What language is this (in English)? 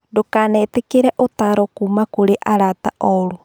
Kikuyu